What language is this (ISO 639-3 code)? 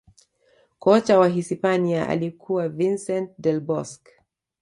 swa